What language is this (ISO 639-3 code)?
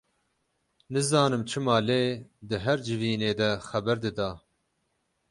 kur